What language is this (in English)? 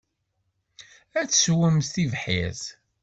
Kabyle